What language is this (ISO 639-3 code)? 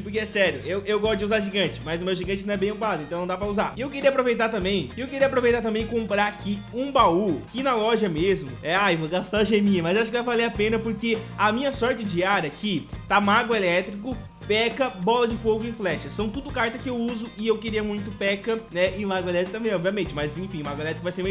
por